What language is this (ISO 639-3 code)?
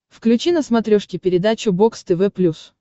rus